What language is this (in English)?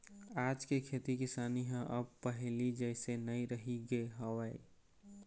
Chhattisgarhi